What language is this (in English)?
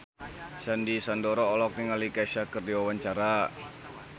Sundanese